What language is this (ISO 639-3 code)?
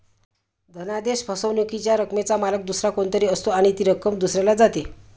mar